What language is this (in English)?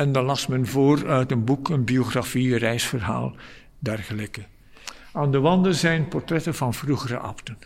Dutch